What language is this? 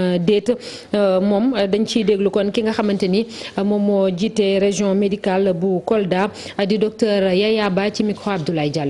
French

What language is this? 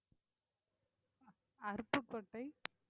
Tamil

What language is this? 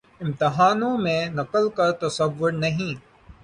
Urdu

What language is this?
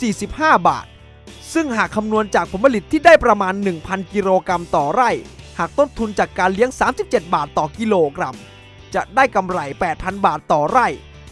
Thai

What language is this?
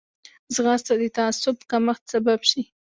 Pashto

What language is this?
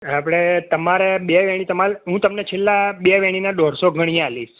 Gujarati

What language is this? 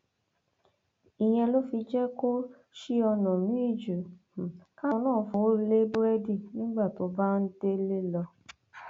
Yoruba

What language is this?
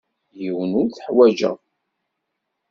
Kabyle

